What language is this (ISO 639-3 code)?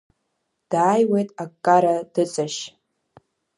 abk